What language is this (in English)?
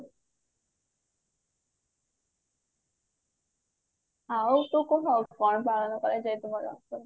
Odia